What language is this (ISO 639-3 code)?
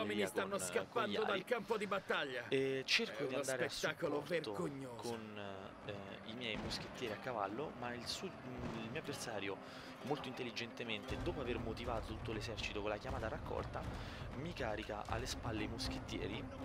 ita